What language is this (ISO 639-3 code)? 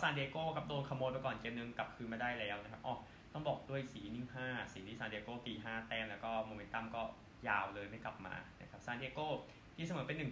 tha